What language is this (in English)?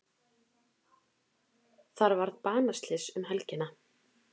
Icelandic